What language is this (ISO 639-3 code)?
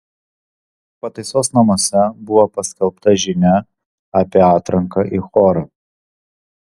lit